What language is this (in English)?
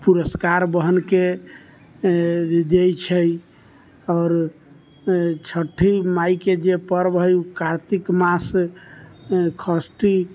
Maithili